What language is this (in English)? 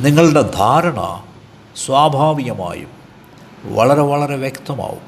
Malayalam